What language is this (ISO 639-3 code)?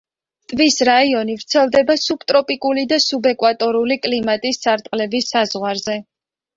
kat